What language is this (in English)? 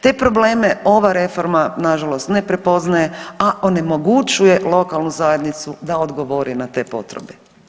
Croatian